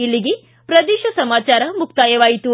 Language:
Kannada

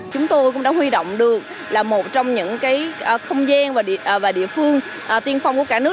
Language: Vietnamese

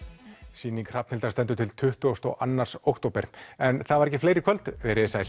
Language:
Icelandic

